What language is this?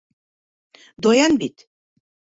Bashkir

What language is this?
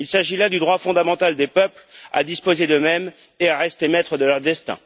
French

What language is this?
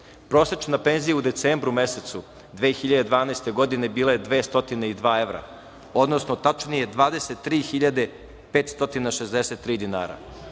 Serbian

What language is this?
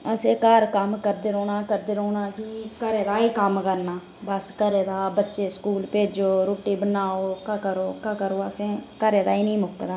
Dogri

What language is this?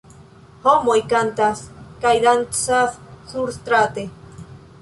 Esperanto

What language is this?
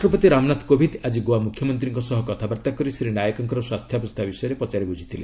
Odia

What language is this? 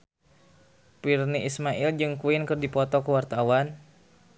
Sundanese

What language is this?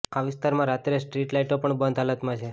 Gujarati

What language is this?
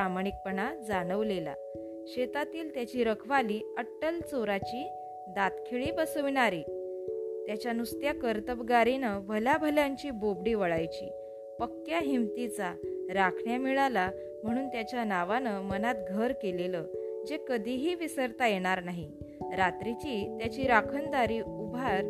Marathi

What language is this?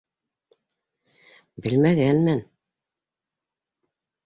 Bashkir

